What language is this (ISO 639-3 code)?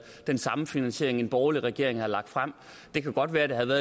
dan